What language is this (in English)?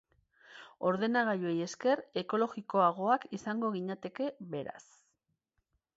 Basque